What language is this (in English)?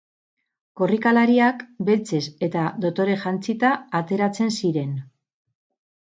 Basque